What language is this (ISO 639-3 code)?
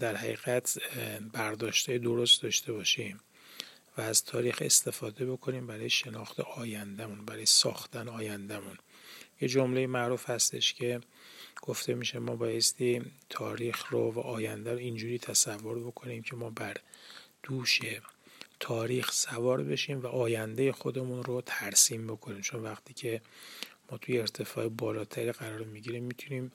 fas